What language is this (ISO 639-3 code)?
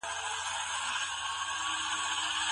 pus